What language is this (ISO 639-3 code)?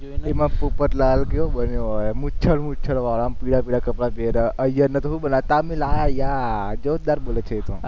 guj